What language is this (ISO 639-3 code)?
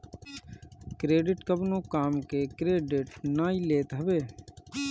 bho